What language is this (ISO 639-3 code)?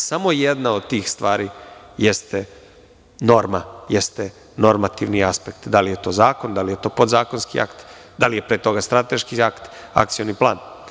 srp